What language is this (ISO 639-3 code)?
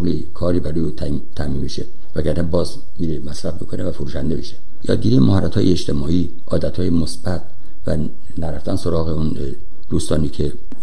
fas